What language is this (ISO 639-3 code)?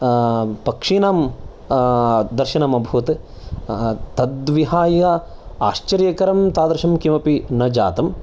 san